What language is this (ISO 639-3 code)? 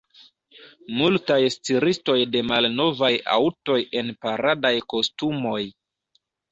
epo